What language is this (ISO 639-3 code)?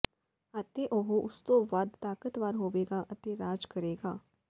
pan